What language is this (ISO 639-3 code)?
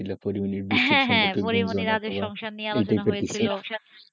ben